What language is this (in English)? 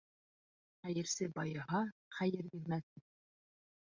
Bashkir